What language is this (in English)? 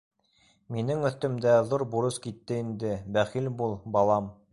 Bashkir